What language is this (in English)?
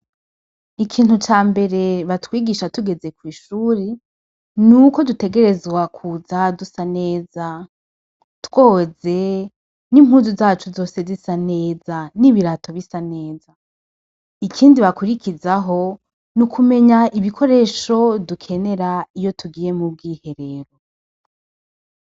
Rundi